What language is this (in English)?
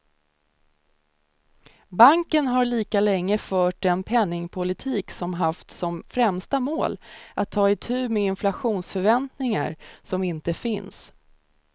Swedish